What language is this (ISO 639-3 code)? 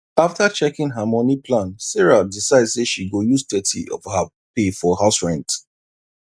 pcm